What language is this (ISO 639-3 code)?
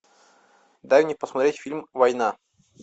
rus